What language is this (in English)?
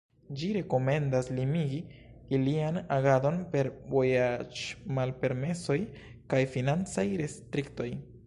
Esperanto